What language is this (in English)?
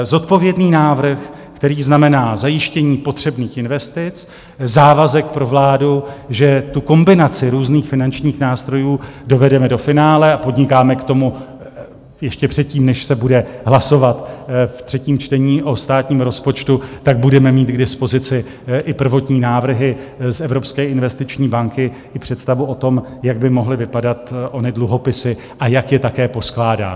Czech